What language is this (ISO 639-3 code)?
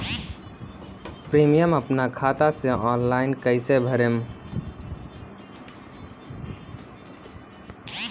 bho